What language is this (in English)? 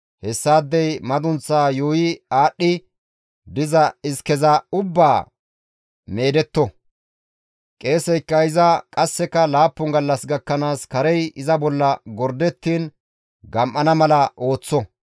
Gamo